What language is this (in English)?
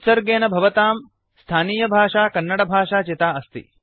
Sanskrit